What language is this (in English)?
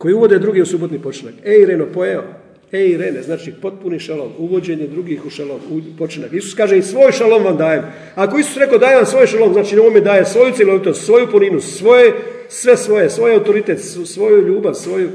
Croatian